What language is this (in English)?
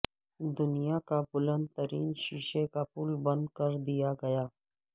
Urdu